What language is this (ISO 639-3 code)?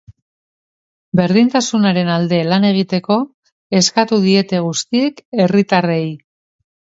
eus